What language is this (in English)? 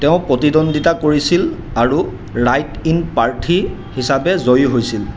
Assamese